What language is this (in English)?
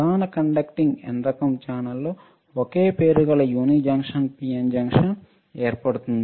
Telugu